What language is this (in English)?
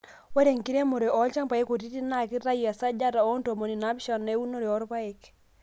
Masai